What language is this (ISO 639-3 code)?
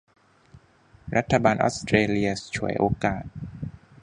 tha